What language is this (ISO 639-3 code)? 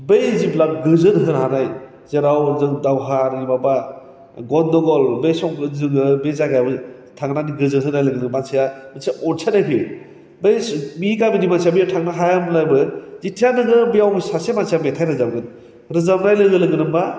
brx